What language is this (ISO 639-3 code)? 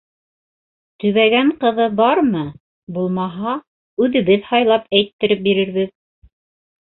bak